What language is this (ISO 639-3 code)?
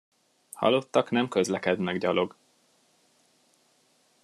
hun